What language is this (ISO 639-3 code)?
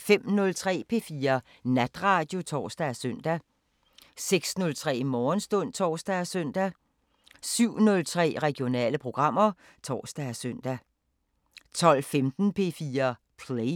dan